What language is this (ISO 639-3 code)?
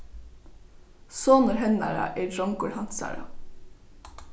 fao